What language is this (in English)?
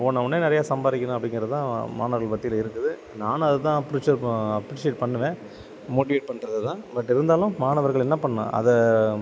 Tamil